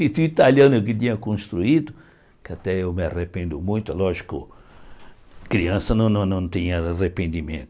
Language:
Portuguese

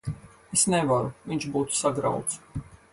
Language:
Latvian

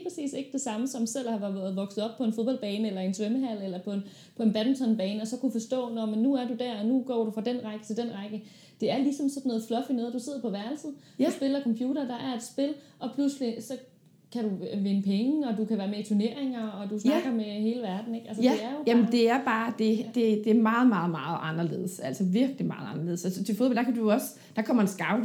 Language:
Danish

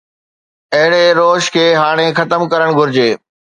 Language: Sindhi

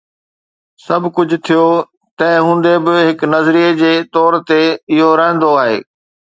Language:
Sindhi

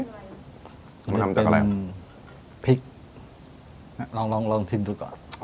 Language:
Thai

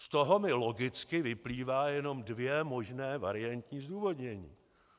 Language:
Czech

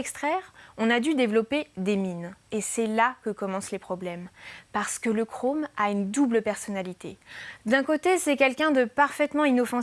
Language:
French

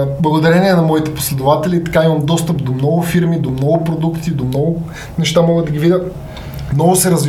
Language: Bulgarian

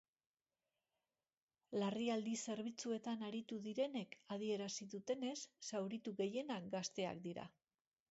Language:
Basque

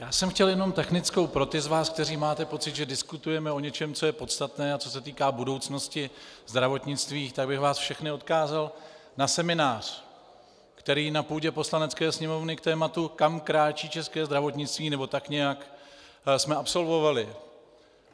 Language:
Czech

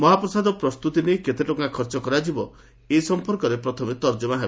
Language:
Odia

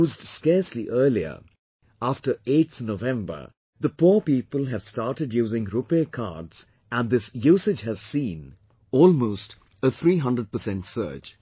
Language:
English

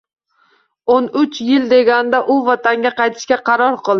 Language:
Uzbek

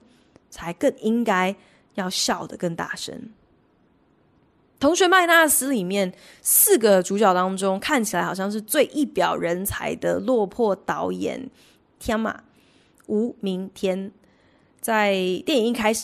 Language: Chinese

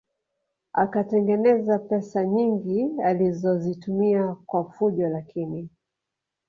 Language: Swahili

